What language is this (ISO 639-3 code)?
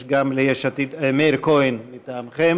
heb